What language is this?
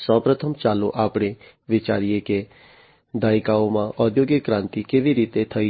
Gujarati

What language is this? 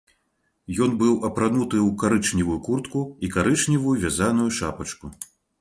Belarusian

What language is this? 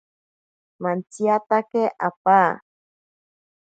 Ashéninka Perené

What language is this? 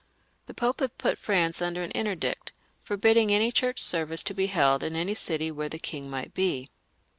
English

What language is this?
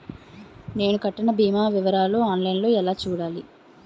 Telugu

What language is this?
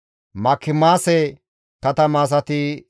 Gamo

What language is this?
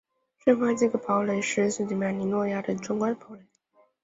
Chinese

